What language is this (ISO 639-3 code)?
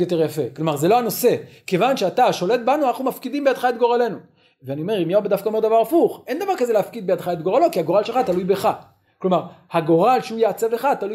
heb